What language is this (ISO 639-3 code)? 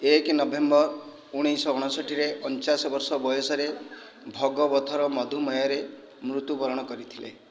ori